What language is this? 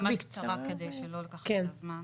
Hebrew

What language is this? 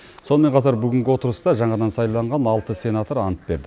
Kazakh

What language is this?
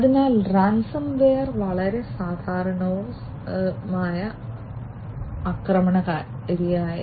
Malayalam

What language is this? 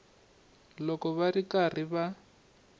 Tsonga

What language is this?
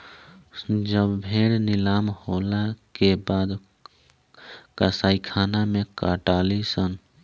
Bhojpuri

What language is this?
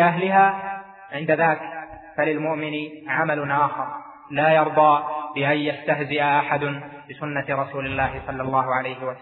Arabic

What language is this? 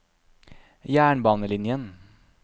Norwegian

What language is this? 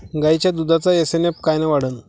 Marathi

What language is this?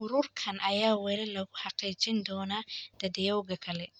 Somali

